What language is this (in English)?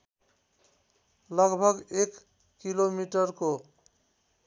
Nepali